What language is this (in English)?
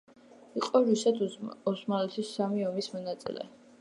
Georgian